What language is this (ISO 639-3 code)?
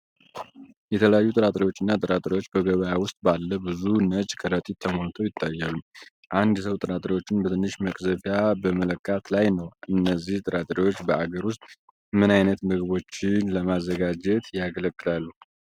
amh